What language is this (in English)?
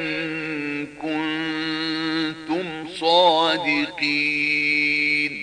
Arabic